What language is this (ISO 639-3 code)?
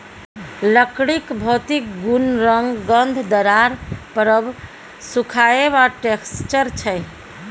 mai